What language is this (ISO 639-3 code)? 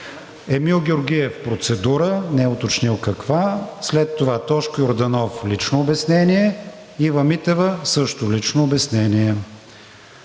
bul